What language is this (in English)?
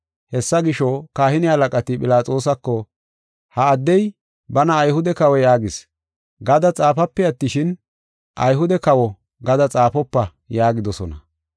Gofa